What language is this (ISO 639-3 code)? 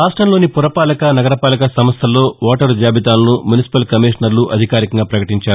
tel